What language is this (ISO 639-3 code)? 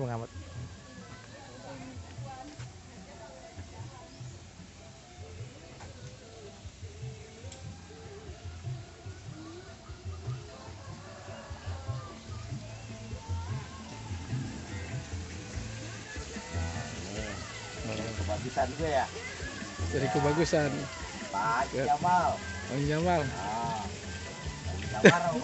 ind